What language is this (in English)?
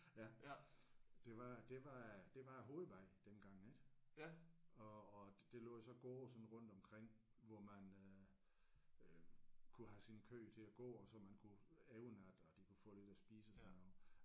Danish